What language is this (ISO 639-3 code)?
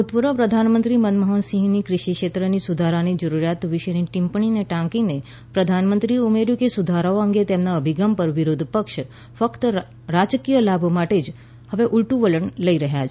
guj